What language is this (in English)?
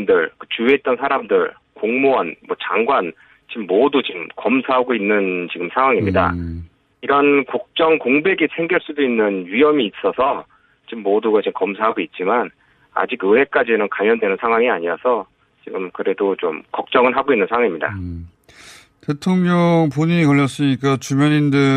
Korean